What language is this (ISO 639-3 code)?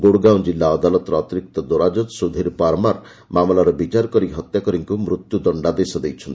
ori